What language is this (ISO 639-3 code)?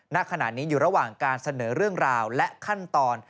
tha